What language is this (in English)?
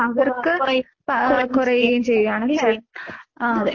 Malayalam